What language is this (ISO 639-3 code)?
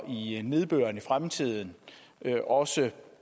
dan